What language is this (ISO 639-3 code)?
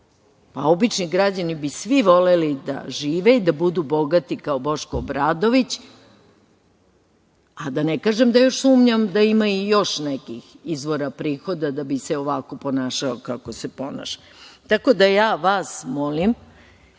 srp